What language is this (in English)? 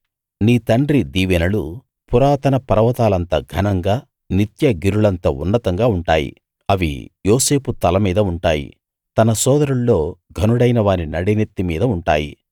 Telugu